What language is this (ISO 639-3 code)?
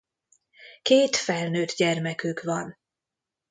hun